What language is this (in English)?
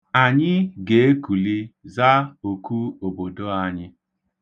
Igbo